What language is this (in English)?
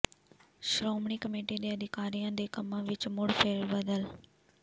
Punjabi